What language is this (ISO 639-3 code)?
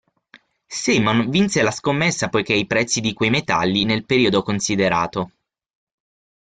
ita